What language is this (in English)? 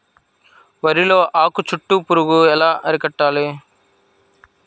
Telugu